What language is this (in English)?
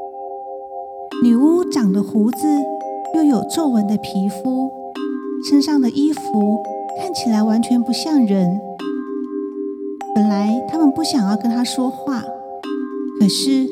Chinese